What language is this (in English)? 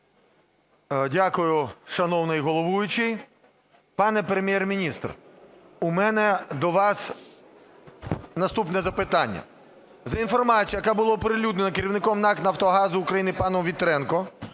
Ukrainian